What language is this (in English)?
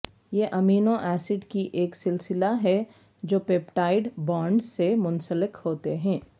Urdu